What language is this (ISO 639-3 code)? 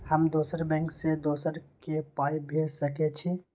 mai